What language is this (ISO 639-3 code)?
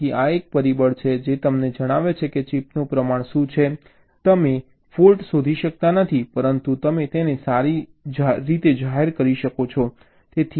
guj